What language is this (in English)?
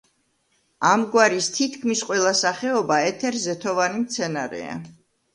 Georgian